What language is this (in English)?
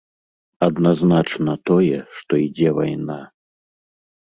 Belarusian